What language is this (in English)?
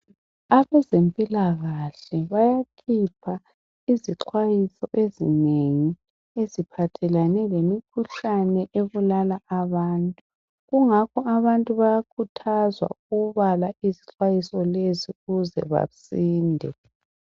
North Ndebele